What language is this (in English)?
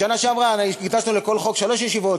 Hebrew